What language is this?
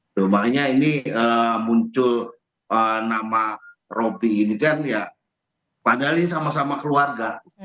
Indonesian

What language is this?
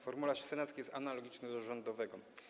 Polish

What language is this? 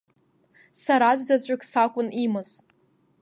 Abkhazian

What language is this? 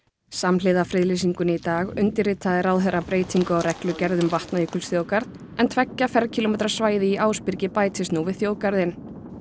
Icelandic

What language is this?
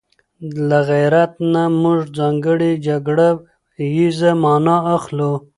Pashto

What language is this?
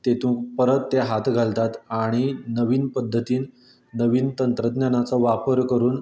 Konkani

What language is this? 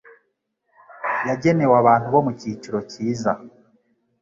Kinyarwanda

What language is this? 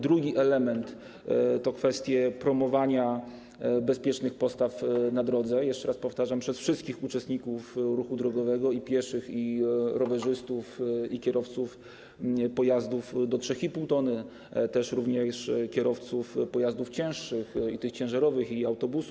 Polish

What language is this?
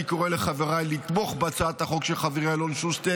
Hebrew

